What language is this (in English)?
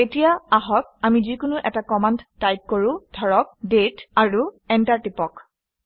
Assamese